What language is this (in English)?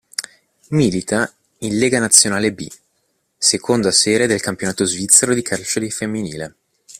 Italian